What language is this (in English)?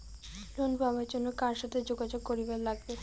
Bangla